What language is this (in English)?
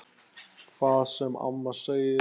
Icelandic